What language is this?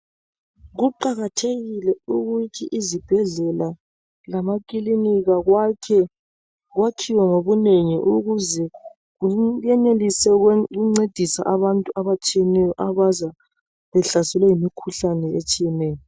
North Ndebele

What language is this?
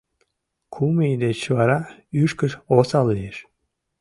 Mari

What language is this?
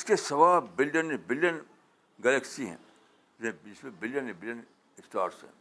Urdu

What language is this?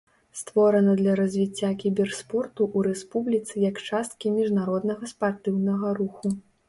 Belarusian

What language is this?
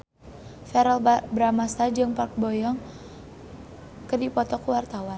Sundanese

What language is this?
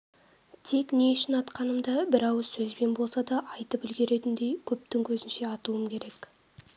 Kazakh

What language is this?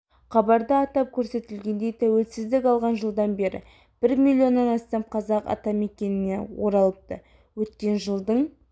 Kazakh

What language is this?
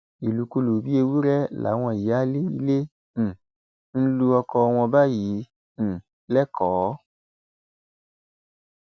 Yoruba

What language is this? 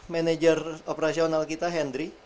Indonesian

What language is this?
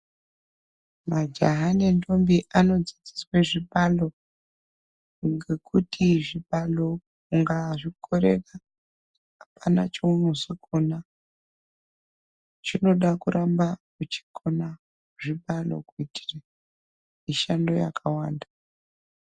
Ndau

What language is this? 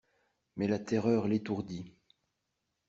French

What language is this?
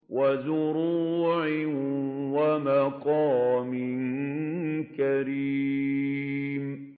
Arabic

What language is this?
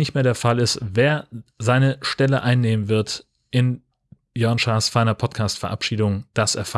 German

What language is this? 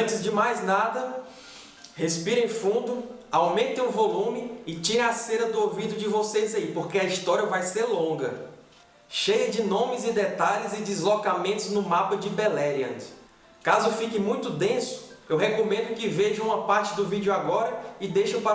Portuguese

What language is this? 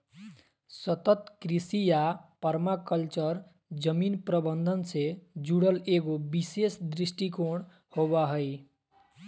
Magahi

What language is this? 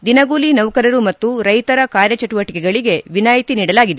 Kannada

